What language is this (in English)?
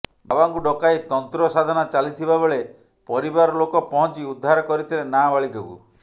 Odia